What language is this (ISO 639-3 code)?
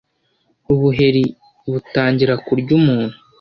kin